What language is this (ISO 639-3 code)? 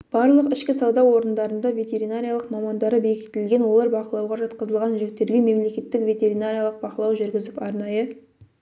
kaz